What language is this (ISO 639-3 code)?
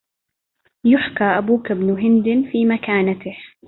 ara